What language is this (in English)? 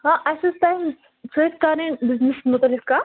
Kashmiri